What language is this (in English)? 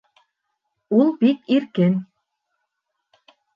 Bashkir